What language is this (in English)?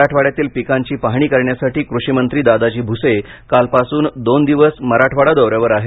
Marathi